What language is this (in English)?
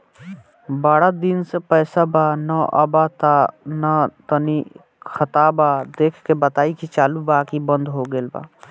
Bhojpuri